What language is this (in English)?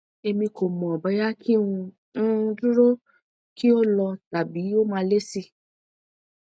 Yoruba